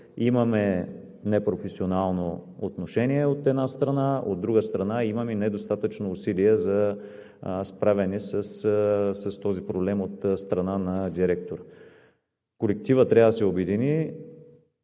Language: Bulgarian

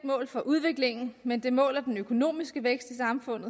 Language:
Danish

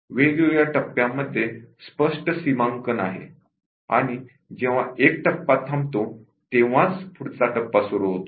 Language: Marathi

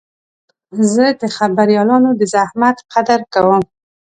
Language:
Pashto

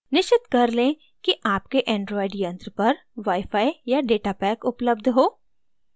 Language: Hindi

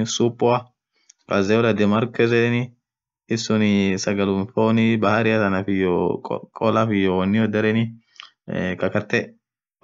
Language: Orma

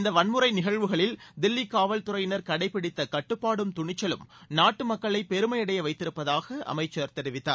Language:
Tamil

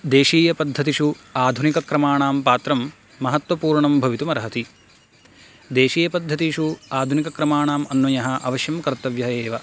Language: Sanskrit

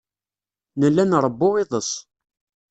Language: Kabyle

